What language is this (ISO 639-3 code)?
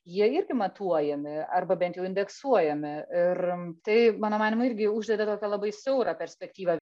lit